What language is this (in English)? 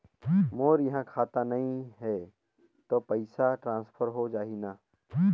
Chhattisgarhi